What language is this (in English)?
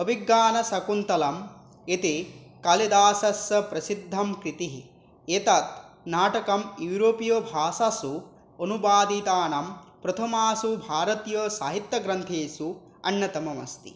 Sanskrit